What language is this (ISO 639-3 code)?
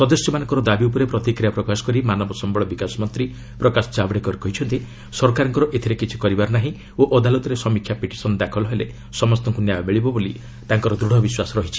ori